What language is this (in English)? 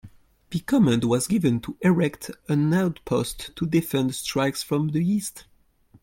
English